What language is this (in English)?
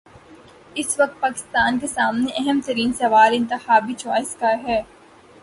Urdu